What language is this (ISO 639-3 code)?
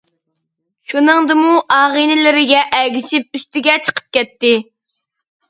uig